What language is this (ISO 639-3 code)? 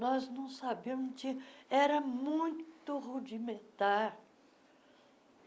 por